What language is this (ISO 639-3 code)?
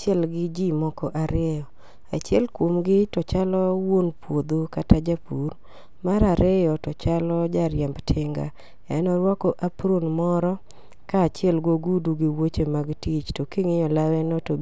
luo